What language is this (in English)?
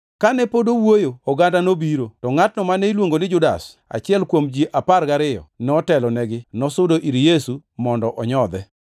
Luo (Kenya and Tanzania)